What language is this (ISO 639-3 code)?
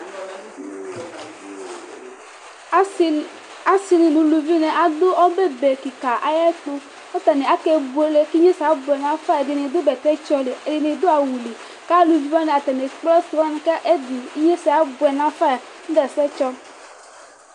kpo